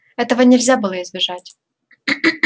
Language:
Russian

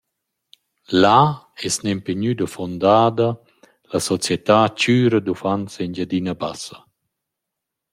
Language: Romansh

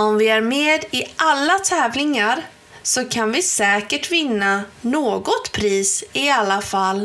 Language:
Swedish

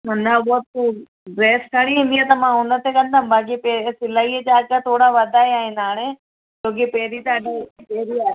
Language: Sindhi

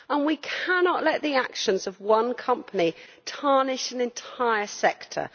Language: English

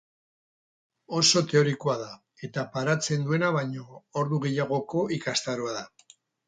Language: Basque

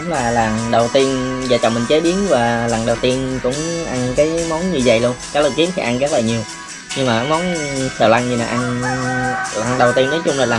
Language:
Vietnamese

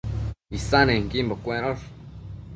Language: Matsés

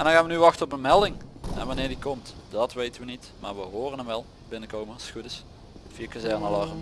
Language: Dutch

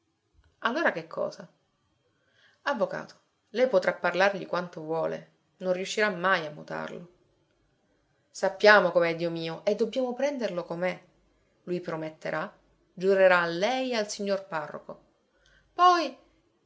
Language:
Italian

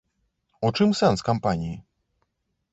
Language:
Belarusian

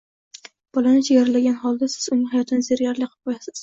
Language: Uzbek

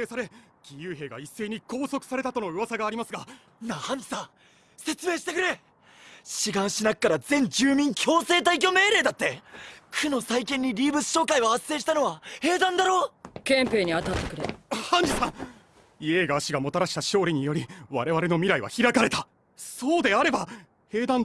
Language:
Japanese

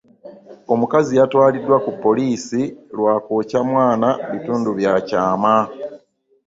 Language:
Ganda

